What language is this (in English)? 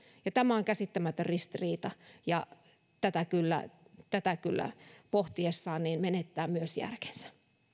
Finnish